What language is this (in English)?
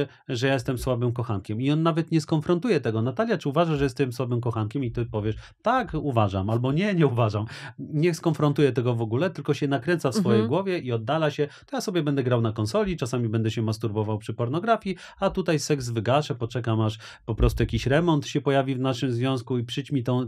Polish